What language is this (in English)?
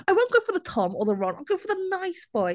English